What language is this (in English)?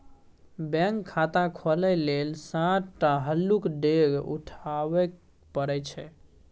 Maithili